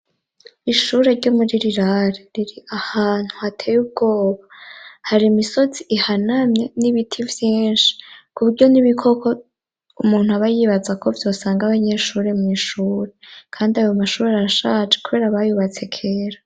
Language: Rundi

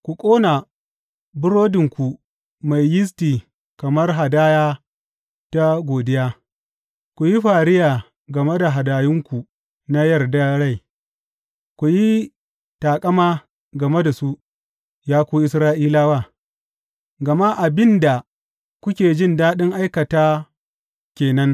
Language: Hausa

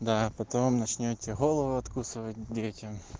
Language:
Russian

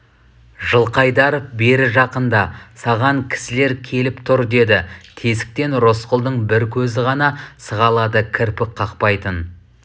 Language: Kazakh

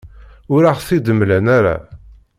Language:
Kabyle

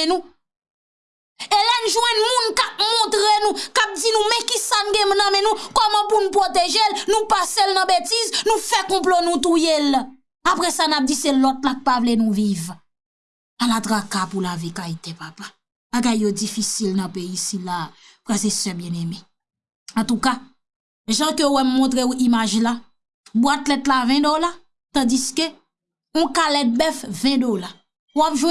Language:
French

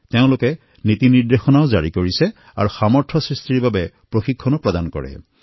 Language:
Assamese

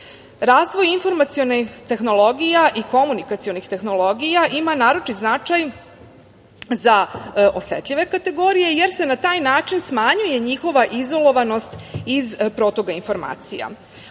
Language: Serbian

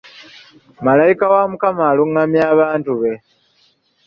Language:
Ganda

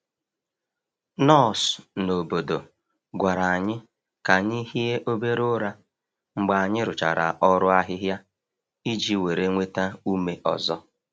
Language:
Igbo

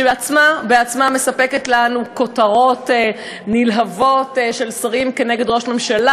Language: Hebrew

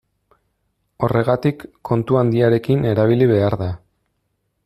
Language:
Basque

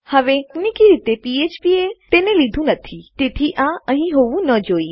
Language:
Gujarati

